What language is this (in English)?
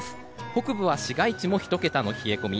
Japanese